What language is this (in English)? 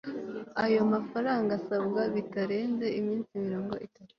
Kinyarwanda